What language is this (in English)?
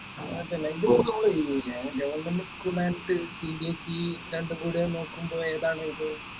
Malayalam